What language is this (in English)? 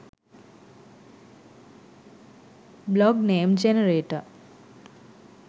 Sinhala